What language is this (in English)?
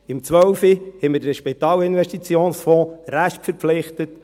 Swiss German